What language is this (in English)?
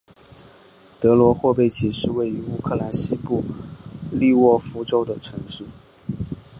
Chinese